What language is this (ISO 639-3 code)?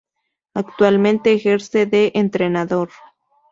spa